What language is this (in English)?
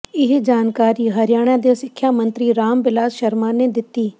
Punjabi